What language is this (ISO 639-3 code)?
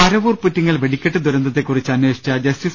mal